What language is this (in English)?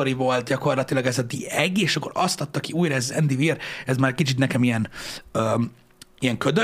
Hungarian